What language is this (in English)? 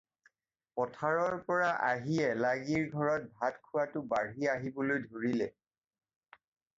Assamese